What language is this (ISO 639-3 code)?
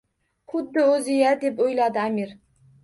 uzb